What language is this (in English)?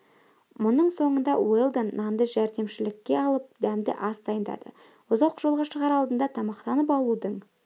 Kazakh